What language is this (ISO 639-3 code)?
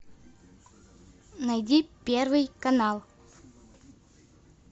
rus